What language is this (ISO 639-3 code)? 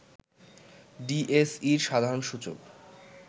ben